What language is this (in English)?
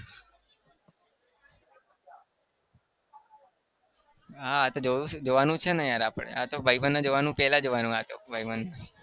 Gujarati